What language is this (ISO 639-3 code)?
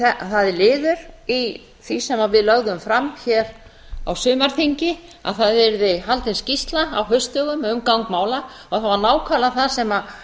isl